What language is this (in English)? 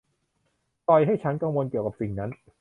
Thai